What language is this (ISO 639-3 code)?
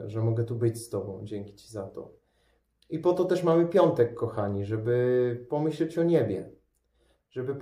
pol